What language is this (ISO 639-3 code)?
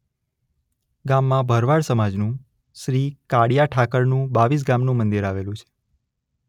guj